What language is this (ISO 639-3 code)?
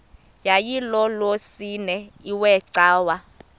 xho